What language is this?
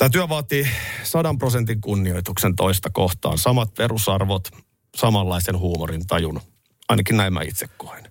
Finnish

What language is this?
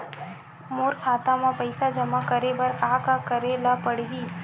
Chhattisgarhi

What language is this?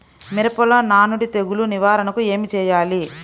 Telugu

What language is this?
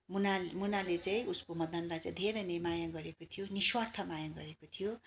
Nepali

